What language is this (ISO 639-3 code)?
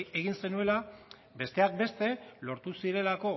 eus